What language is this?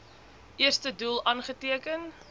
Afrikaans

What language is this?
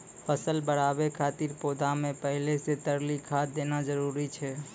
Maithili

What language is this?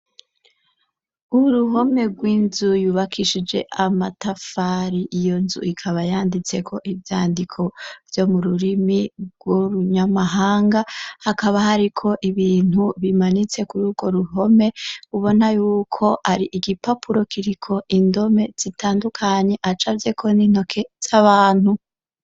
Rundi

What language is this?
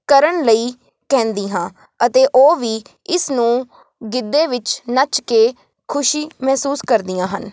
Punjabi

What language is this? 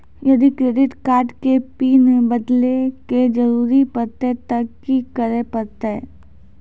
Maithili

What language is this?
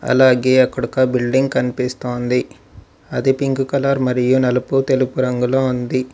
Telugu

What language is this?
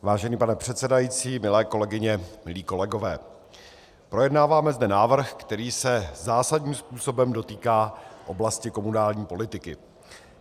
Czech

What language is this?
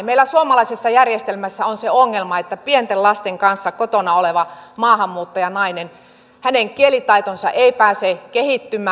Finnish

